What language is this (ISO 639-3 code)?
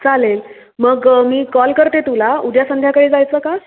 mar